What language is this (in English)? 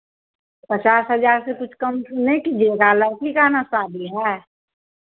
Hindi